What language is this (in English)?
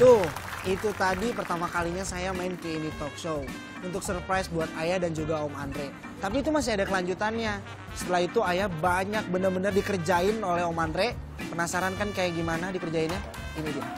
Indonesian